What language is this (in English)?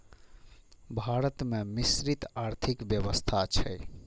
Maithili